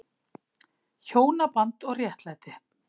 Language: Icelandic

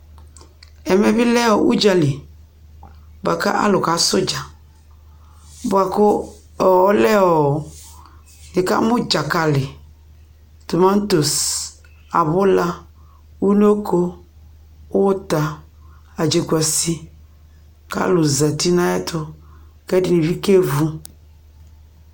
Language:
Ikposo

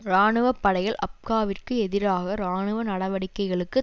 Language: Tamil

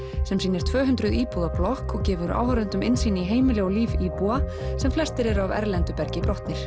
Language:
Icelandic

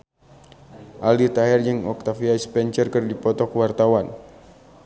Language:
Sundanese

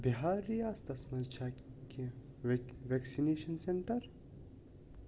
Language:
Kashmiri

